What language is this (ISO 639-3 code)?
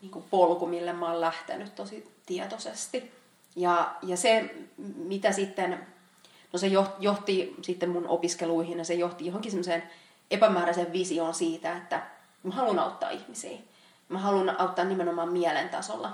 fin